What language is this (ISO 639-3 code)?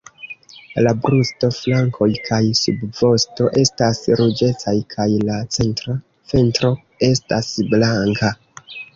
epo